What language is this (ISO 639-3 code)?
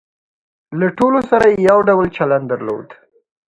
pus